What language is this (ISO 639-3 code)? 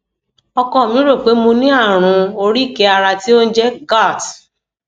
yor